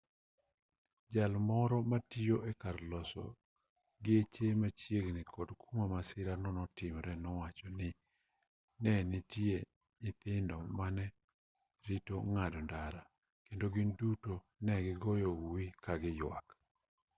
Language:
Luo (Kenya and Tanzania)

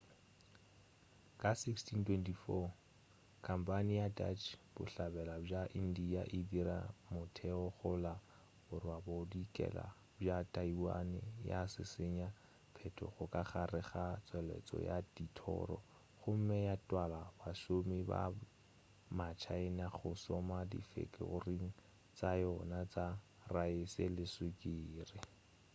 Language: Northern Sotho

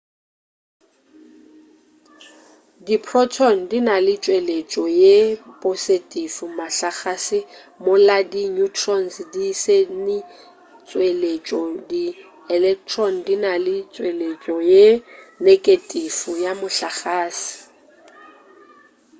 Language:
Northern Sotho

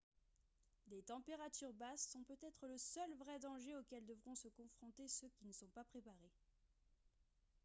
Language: French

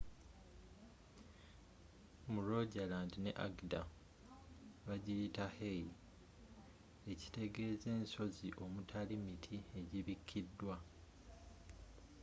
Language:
Ganda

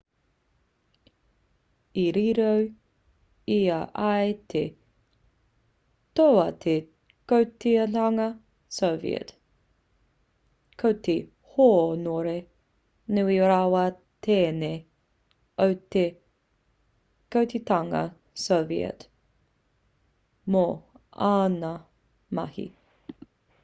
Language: Māori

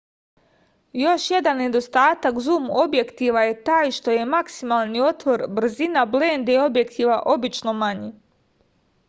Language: Serbian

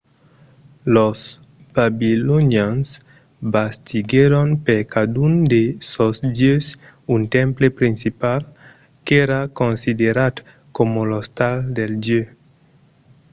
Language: Occitan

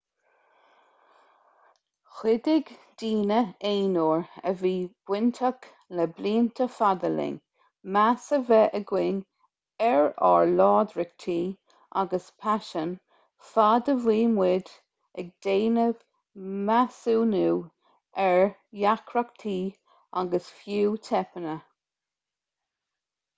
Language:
Irish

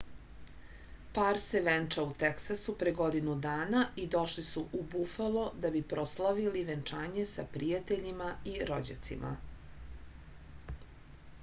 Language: Serbian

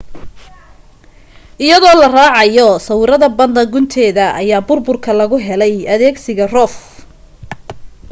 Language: Somali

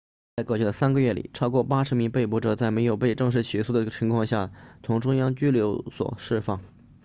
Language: Chinese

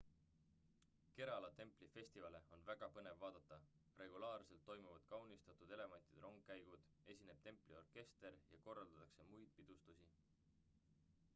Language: Estonian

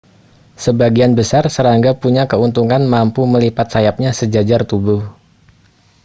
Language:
Indonesian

